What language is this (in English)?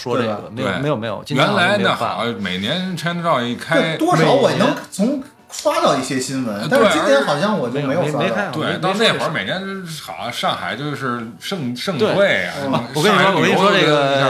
Chinese